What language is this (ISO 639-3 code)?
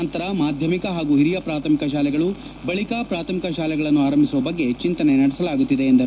kan